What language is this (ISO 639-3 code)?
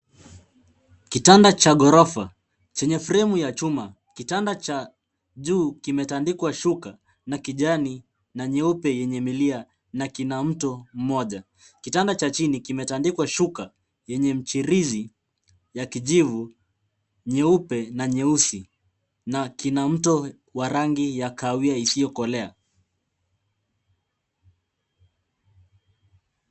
swa